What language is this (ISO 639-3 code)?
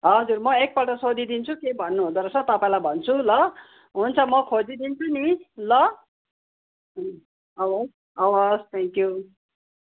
nep